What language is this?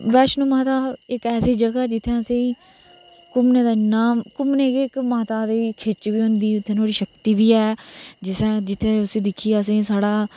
Dogri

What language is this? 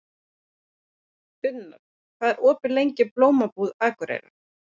Icelandic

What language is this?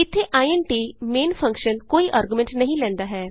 Punjabi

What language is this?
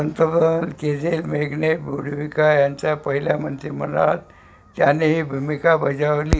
Marathi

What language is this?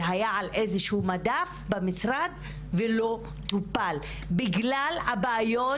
Hebrew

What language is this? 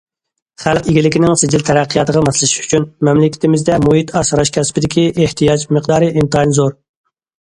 Uyghur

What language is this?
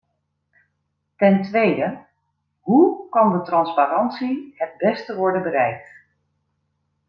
Dutch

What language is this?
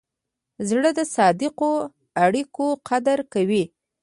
Pashto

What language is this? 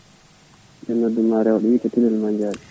Fula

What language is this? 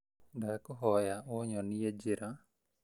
Kikuyu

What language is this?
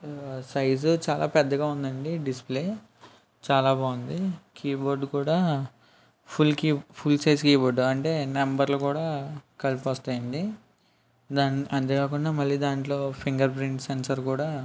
Telugu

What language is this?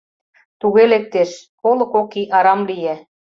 Mari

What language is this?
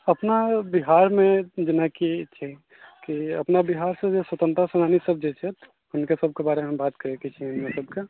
Maithili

